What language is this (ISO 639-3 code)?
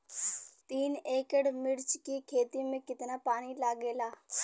bho